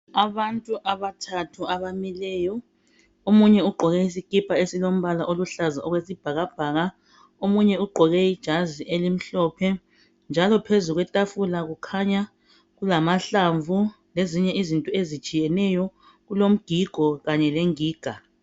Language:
North Ndebele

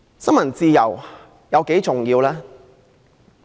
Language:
Cantonese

